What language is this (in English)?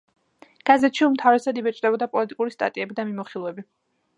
Georgian